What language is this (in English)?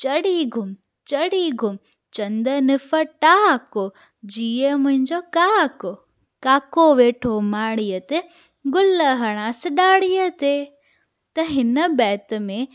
Sindhi